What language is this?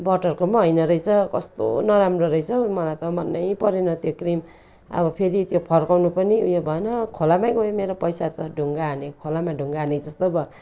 Nepali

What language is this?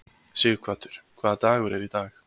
Icelandic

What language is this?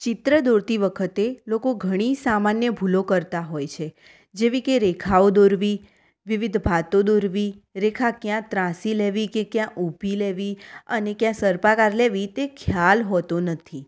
Gujarati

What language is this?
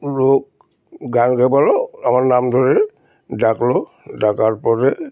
Bangla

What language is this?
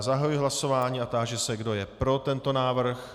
Czech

